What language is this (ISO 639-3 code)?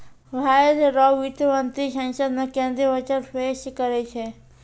mai